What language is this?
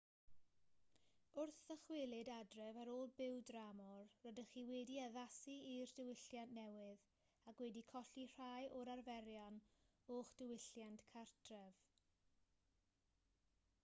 Welsh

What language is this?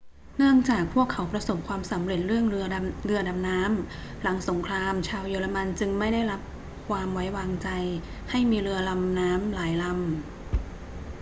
Thai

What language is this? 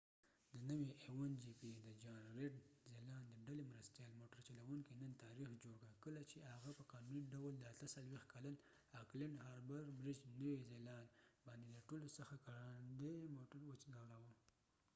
Pashto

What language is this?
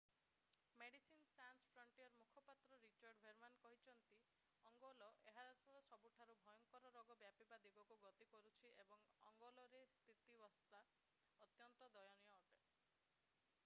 Odia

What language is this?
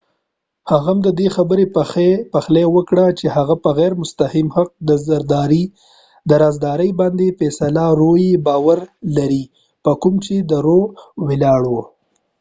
Pashto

